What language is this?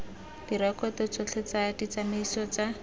Tswana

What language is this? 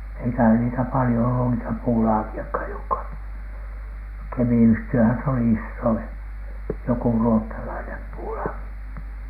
Finnish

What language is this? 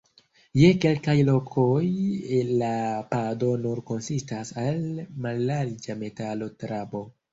Esperanto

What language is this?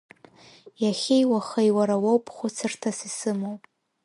Abkhazian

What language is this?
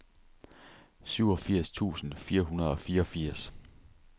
Danish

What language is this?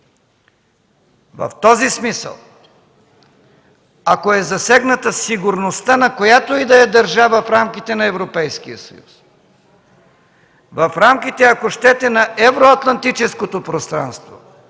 Bulgarian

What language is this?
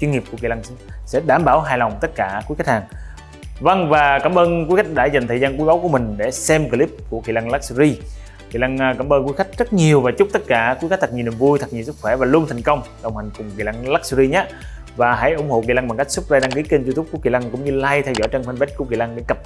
Vietnamese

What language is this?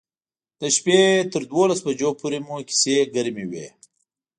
Pashto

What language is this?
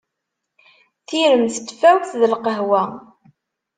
Kabyle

